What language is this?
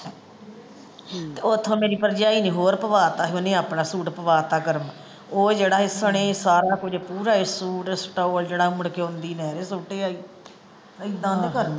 Punjabi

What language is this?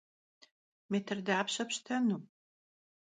Kabardian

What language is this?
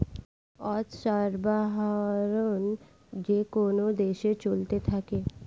Bangla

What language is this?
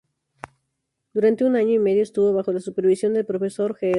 Spanish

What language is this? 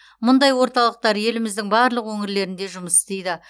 Kazakh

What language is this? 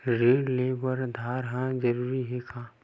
Chhattisgarhi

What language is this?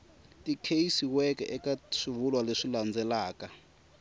Tsonga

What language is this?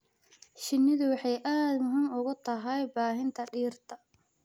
Somali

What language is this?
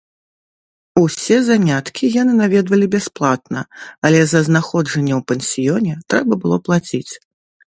Belarusian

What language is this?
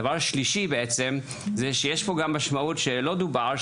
Hebrew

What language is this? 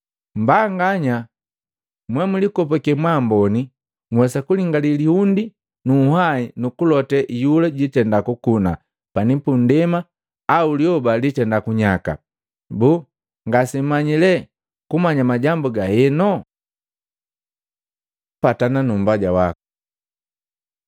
Matengo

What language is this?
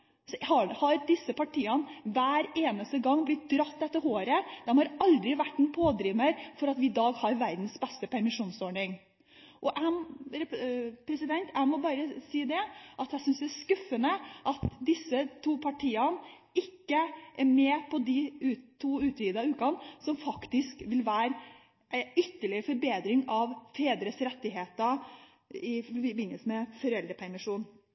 Norwegian Bokmål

